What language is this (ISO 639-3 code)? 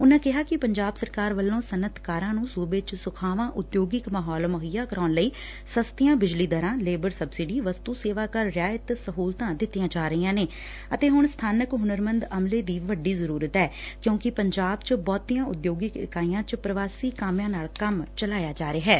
pan